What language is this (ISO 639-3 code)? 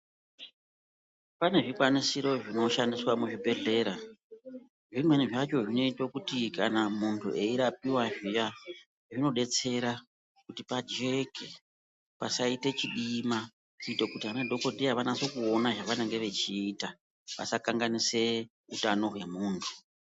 ndc